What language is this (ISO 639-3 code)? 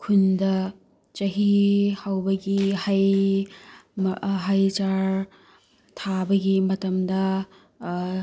mni